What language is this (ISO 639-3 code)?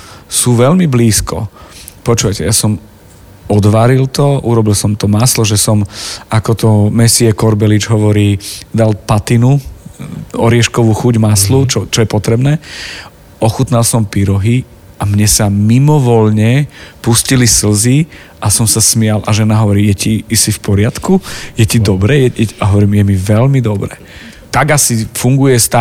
slk